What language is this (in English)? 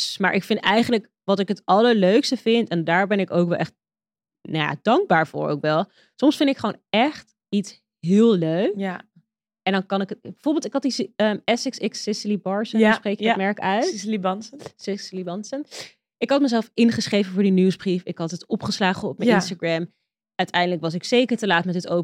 Dutch